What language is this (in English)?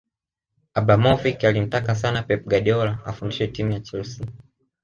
Swahili